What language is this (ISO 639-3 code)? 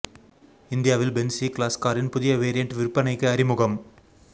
tam